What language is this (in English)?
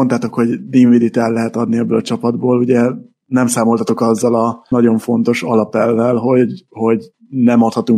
Hungarian